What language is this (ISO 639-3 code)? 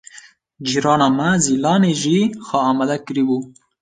kur